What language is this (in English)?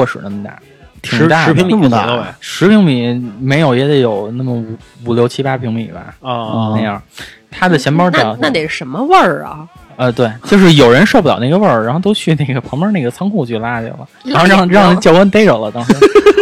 Chinese